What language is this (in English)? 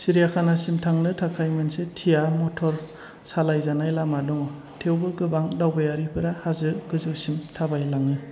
Bodo